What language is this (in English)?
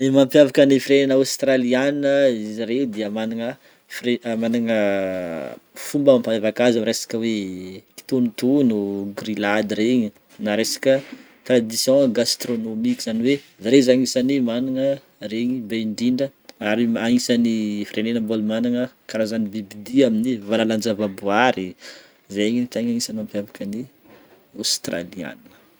Northern Betsimisaraka Malagasy